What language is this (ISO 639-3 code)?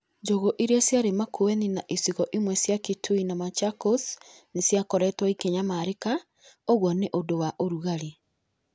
kik